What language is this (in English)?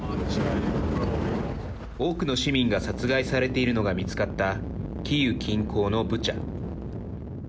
Japanese